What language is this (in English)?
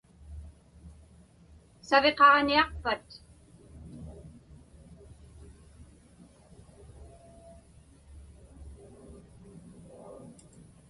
Inupiaq